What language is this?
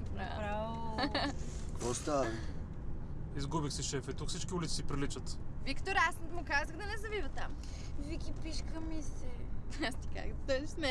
Bulgarian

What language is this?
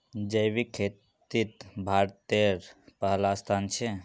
Magahi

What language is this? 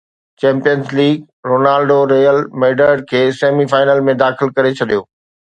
Sindhi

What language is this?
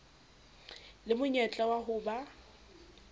Southern Sotho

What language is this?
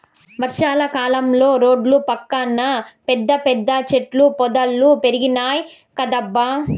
Telugu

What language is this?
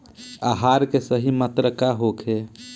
Bhojpuri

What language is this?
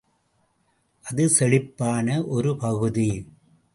Tamil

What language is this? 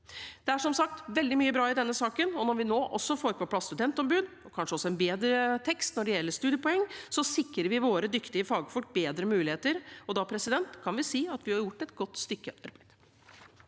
Norwegian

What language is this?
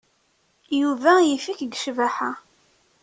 Kabyle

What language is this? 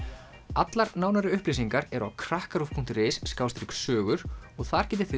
Icelandic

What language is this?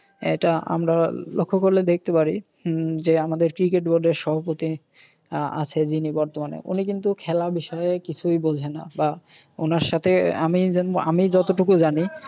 Bangla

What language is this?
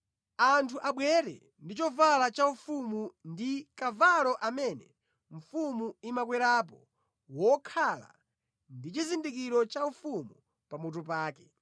Nyanja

